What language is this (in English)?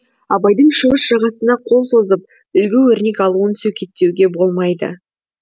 Kazakh